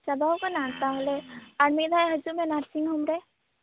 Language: Santali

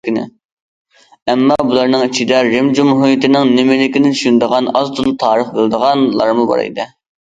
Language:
Uyghur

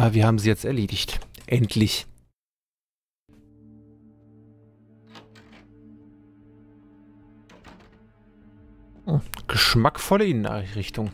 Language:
German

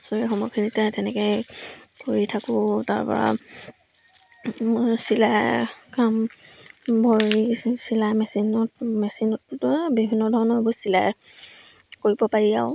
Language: Assamese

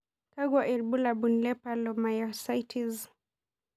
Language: Masai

